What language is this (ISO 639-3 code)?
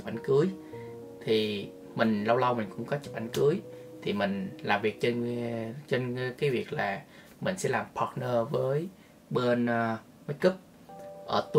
vie